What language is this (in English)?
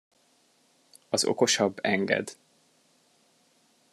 Hungarian